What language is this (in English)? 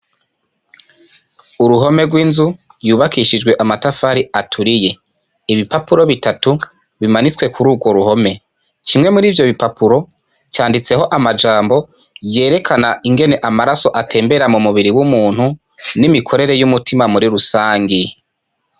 Rundi